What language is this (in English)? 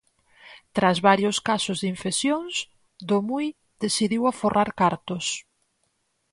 Galician